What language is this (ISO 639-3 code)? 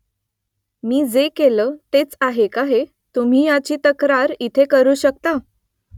mar